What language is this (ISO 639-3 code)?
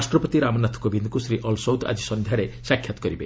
ori